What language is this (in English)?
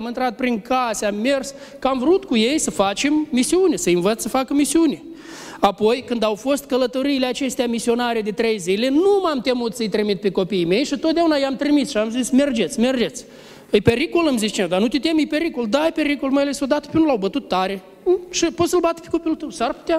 Romanian